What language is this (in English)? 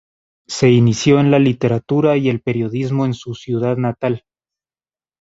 Spanish